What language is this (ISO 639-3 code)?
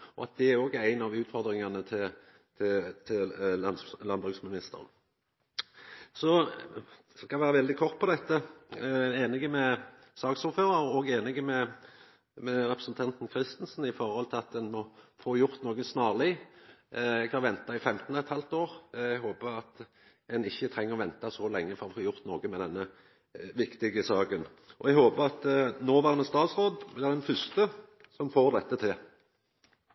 nno